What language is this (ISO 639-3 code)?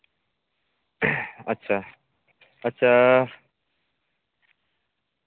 sat